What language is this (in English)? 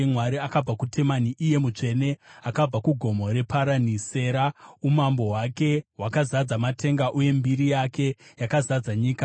Shona